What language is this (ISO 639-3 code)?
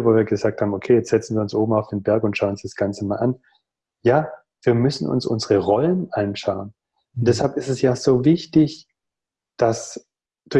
deu